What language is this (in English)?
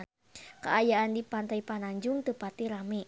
Sundanese